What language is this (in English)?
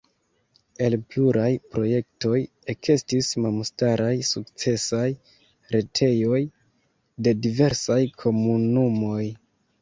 Esperanto